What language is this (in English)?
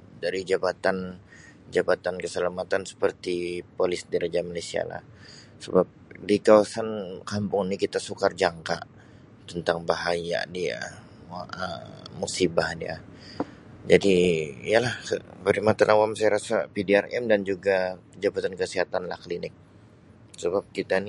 Sabah Malay